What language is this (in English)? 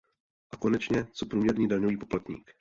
Czech